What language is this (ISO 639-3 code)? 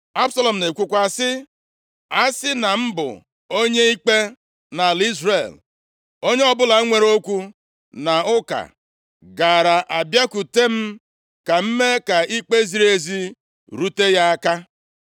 ibo